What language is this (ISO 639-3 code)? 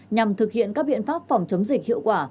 vie